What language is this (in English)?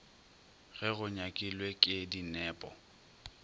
Northern Sotho